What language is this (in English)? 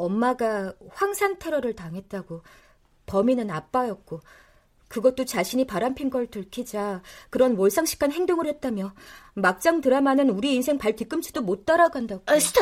Korean